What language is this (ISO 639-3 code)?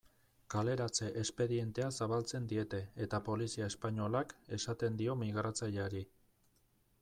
eus